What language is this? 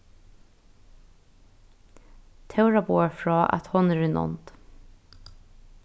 Faroese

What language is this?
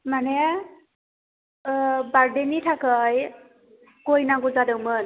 Bodo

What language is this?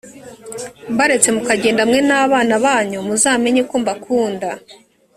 Kinyarwanda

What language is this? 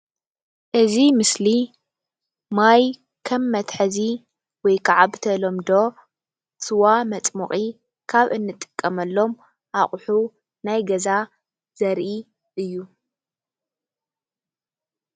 Tigrinya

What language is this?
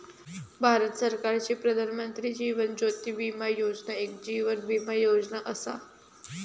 Marathi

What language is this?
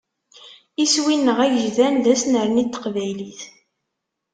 Kabyle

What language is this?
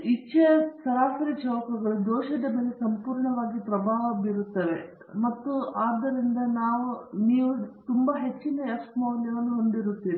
Kannada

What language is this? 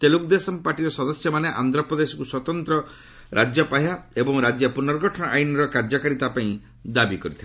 Odia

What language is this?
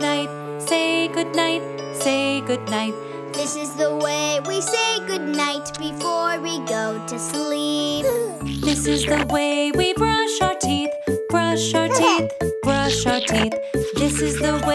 English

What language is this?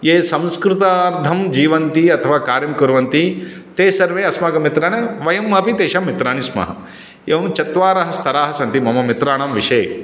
Sanskrit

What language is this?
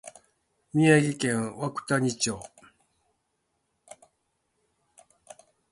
Japanese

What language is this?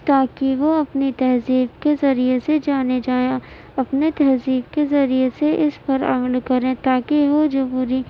Urdu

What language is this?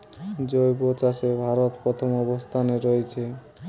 Bangla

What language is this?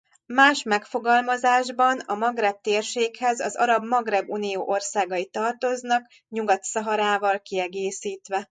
Hungarian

